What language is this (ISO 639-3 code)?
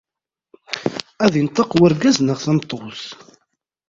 kab